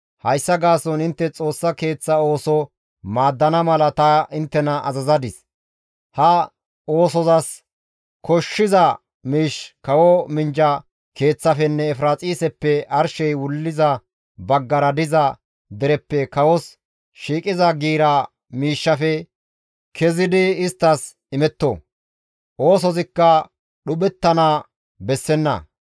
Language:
Gamo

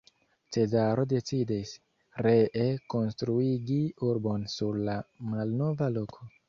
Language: Esperanto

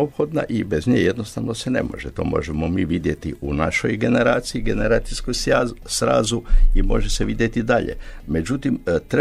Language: Croatian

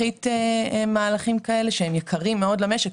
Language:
Hebrew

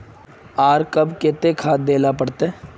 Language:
Magahi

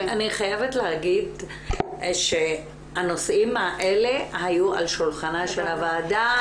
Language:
Hebrew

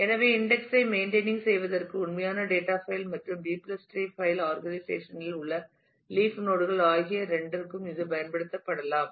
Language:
Tamil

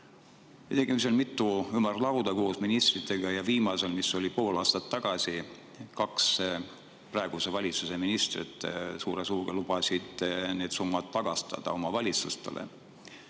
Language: Estonian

